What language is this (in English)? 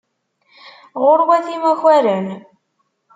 Kabyle